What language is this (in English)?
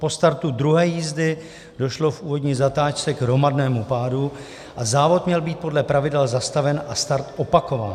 Czech